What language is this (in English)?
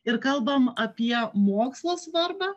Lithuanian